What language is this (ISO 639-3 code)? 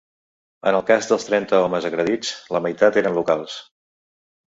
cat